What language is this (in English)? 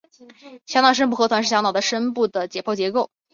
Chinese